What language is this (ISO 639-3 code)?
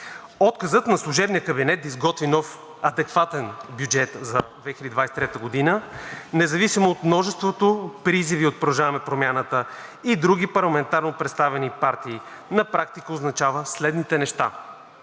bul